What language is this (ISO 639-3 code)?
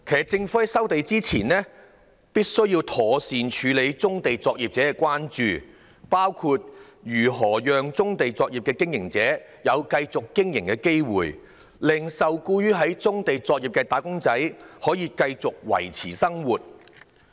yue